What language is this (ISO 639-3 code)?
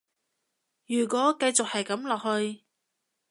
yue